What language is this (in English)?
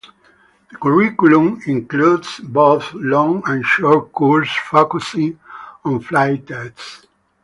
English